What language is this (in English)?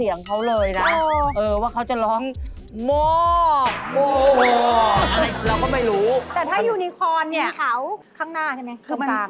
Thai